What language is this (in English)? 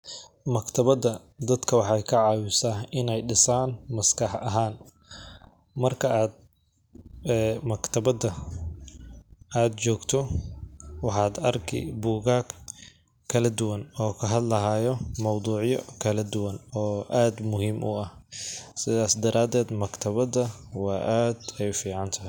Somali